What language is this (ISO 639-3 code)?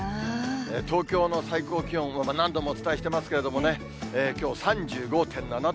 jpn